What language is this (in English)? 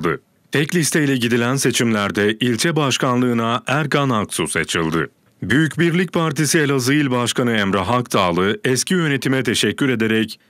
Turkish